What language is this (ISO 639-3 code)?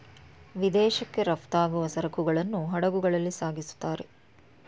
kan